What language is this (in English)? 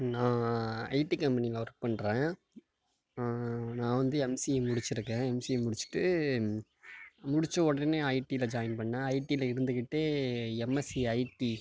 Tamil